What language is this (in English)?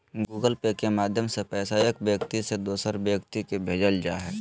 Magahi